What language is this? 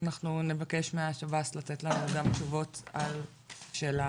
Hebrew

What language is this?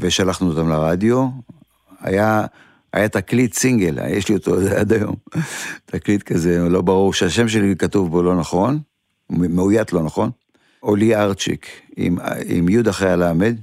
Hebrew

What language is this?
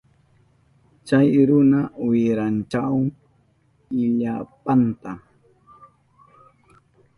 Southern Pastaza Quechua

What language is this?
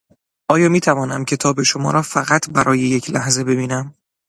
Persian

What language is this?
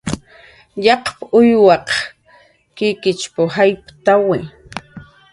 Jaqaru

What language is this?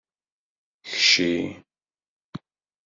Kabyle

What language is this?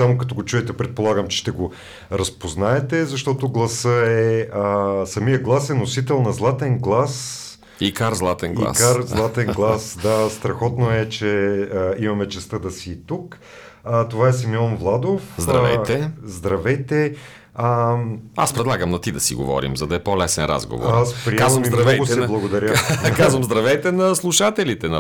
Bulgarian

